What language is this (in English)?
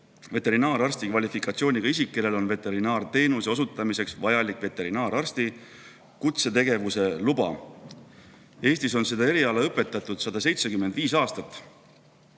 Estonian